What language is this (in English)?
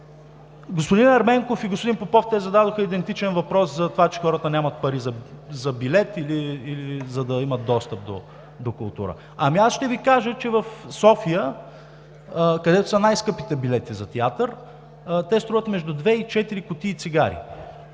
Bulgarian